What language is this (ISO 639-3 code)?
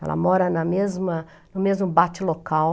por